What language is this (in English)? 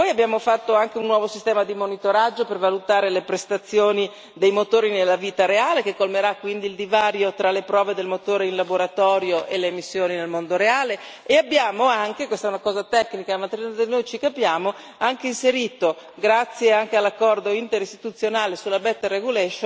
Italian